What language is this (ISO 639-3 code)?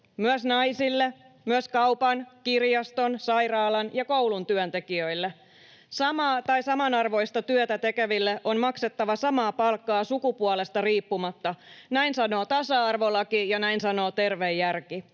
fin